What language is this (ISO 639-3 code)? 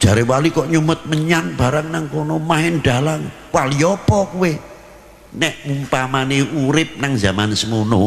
ind